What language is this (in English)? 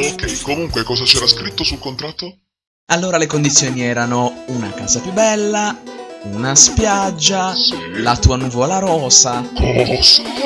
Italian